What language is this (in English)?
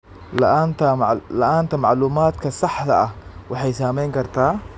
Somali